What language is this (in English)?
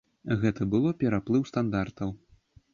Belarusian